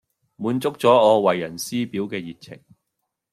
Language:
Cantonese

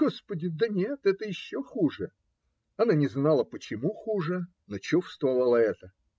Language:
Russian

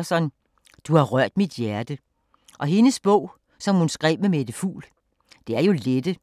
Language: Danish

